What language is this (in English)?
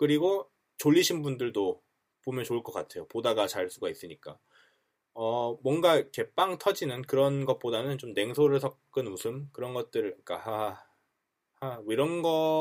Korean